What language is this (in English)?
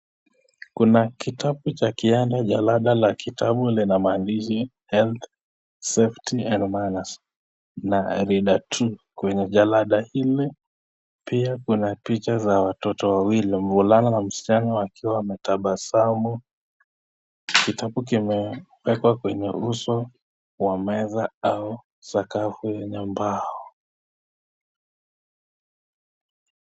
Swahili